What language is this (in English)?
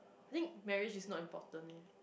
English